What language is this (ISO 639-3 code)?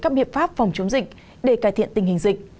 vie